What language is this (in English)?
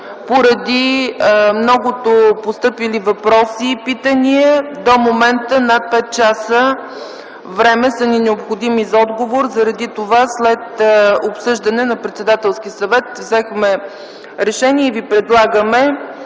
Bulgarian